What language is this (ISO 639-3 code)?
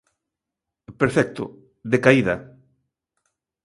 glg